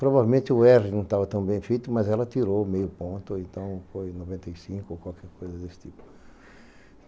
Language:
Portuguese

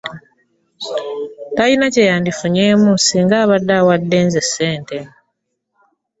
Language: Ganda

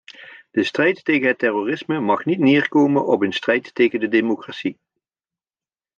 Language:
Dutch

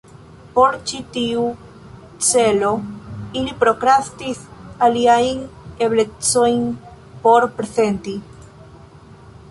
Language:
Esperanto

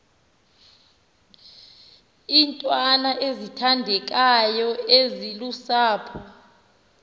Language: Xhosa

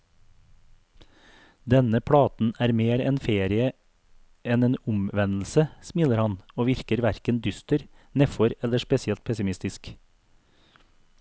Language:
Norwegian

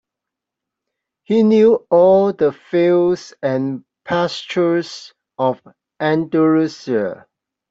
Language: English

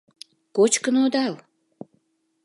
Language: Mari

